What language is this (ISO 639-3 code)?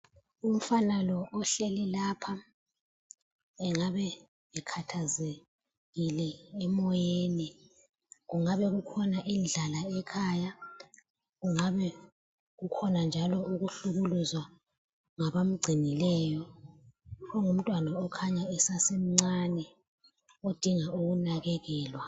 nde